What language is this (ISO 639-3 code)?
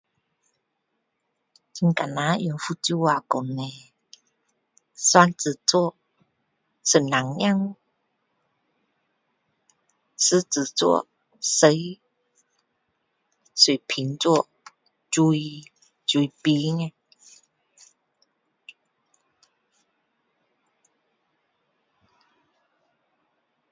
cdo